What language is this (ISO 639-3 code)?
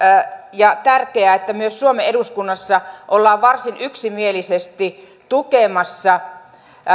fin